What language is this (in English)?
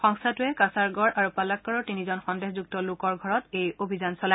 Assamese